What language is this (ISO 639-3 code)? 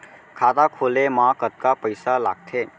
hne